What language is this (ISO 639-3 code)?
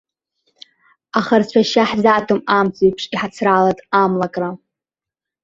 abk